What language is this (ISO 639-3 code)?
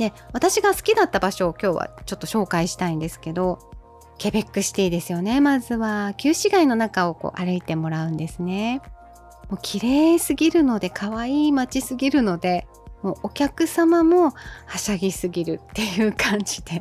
jpn